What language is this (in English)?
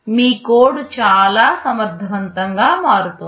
Telugu